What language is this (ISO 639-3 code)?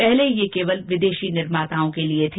hin